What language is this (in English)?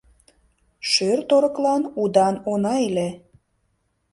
Mari